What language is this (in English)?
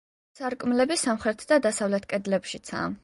Georgian